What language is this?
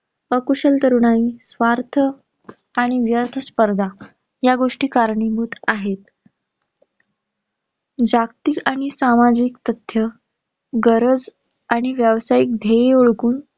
Marathi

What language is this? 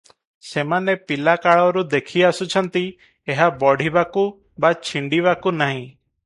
Odia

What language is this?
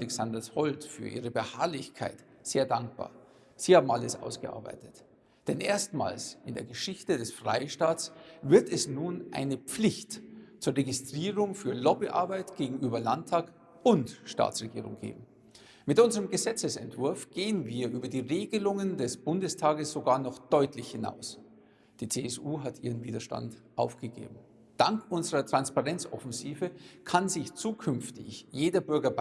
German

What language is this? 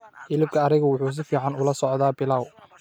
Somali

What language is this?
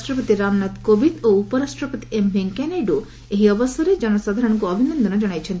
Odia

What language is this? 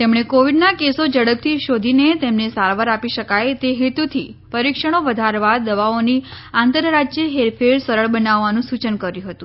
Gujarati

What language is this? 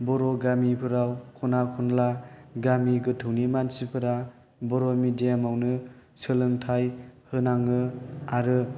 Bodo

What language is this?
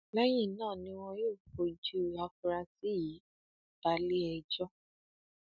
Yoruba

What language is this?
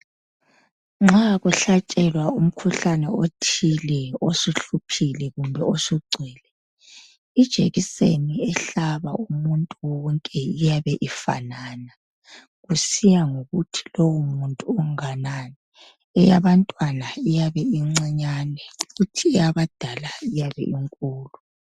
North Ndebele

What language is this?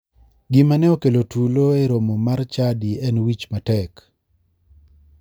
Luo (Kenya and Tanzania)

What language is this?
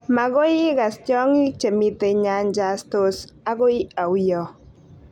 Kalenjin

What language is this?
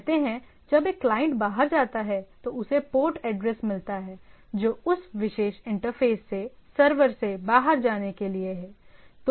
Hindi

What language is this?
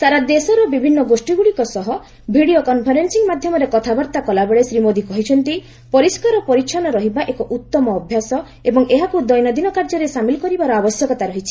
Odia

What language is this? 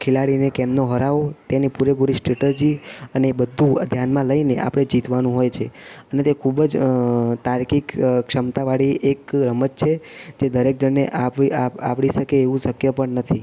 Gujarati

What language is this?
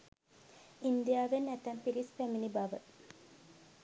Sinhala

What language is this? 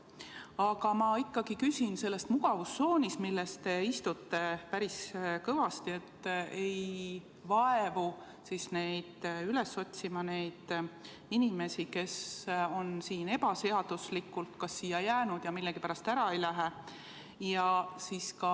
Estonian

